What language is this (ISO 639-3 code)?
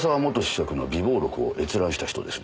jpn